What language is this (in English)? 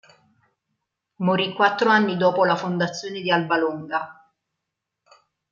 Italian